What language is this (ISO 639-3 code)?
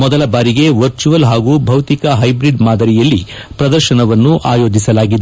kan